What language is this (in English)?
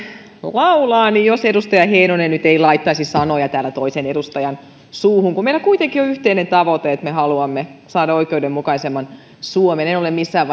Finnish